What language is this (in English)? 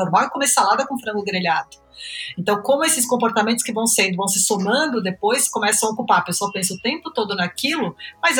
Portuguese